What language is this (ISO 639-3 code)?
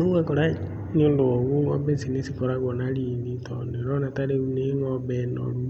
kik